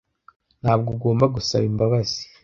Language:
Kinyarwanda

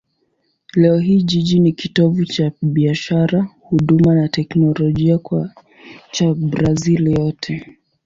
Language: Swahili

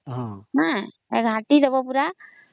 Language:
Odia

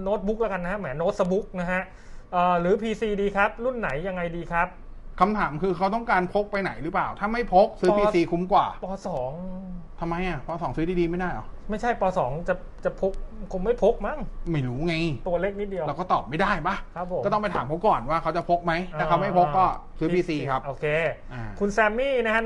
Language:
Thai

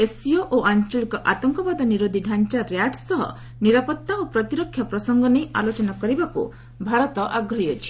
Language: Odia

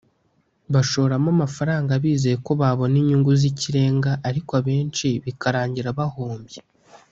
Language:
Kinyarwanda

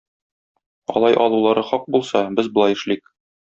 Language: Tatar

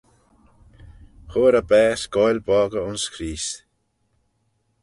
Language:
Manx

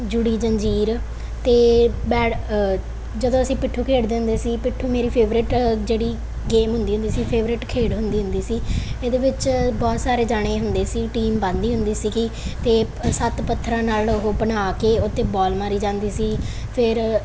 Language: Punjabi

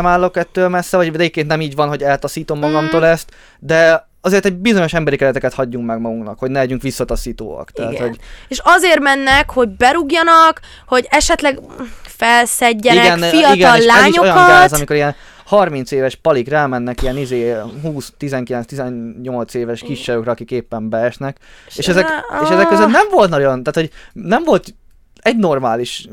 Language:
Hungarian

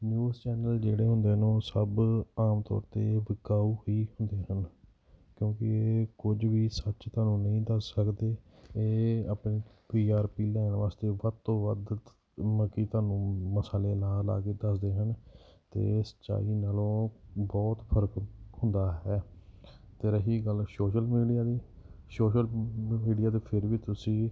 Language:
Punjabi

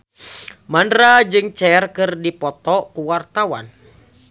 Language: Sundanese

